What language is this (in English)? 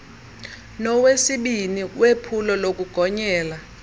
Xhosa